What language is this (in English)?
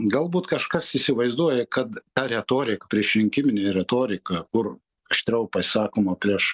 Lithuanian